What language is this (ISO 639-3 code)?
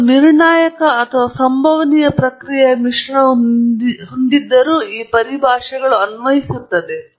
kan